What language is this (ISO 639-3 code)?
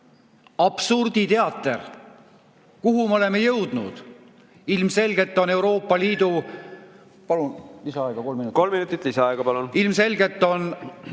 est